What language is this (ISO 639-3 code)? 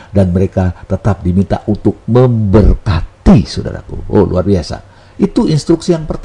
ind